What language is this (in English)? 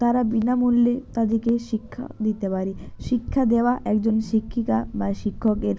Bangla